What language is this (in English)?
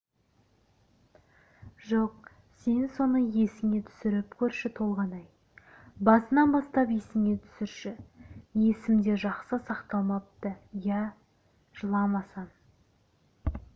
Kazakh